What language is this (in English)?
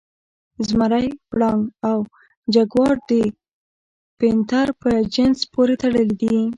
Pashto